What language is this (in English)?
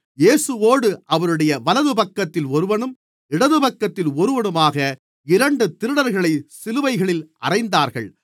Tamil